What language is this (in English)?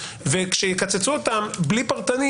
Hebrew